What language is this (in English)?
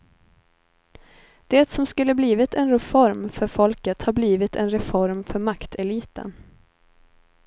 Swedish